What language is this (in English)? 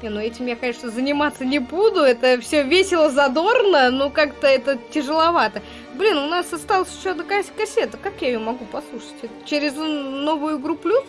Russian